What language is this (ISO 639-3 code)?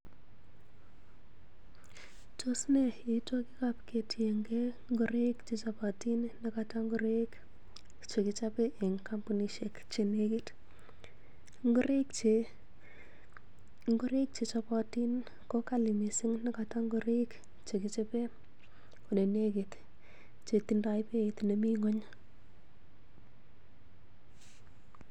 kln